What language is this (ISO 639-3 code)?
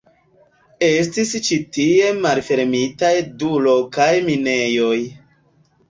epo